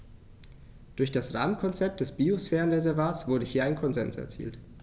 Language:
German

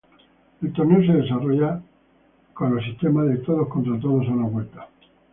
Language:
Spanish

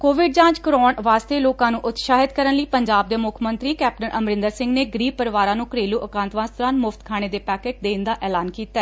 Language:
Punjabi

